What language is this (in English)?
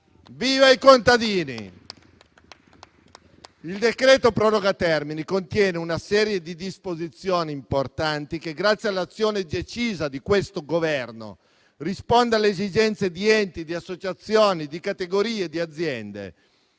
Italian